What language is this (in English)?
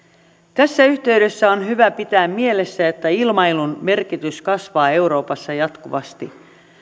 Finnish